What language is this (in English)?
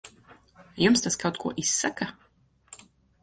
Latvian